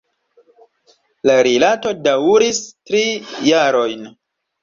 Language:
Esperanto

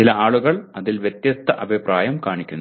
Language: Malayalam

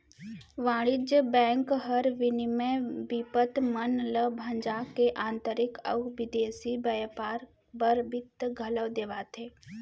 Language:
Chhattisgarhi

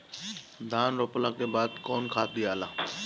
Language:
Bhojpuri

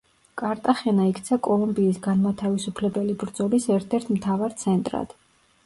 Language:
Georgian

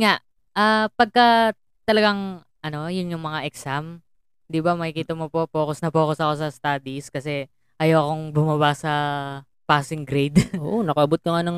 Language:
Filipino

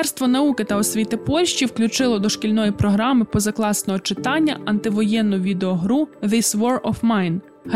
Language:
Ukrainian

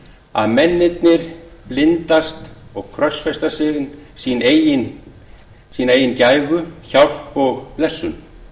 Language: Icelandic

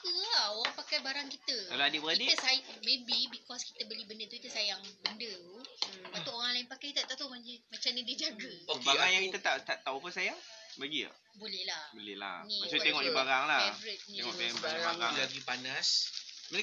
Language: Malay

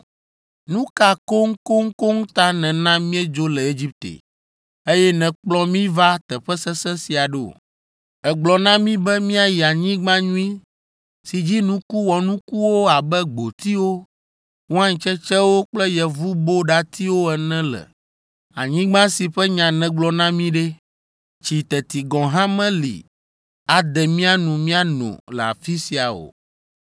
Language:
Ewe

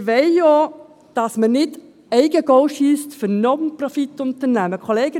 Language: Swiss German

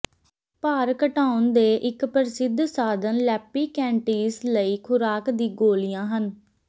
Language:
Punjabi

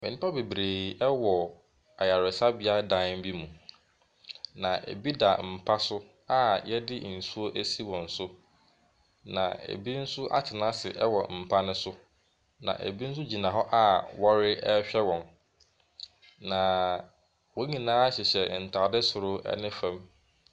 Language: Akan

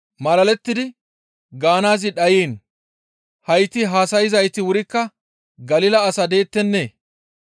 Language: Gamo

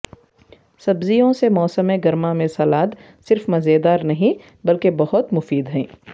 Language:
Urdu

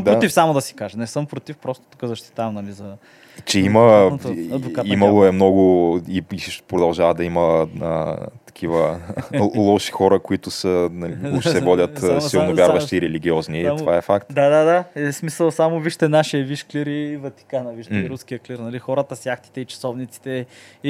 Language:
Bulgarian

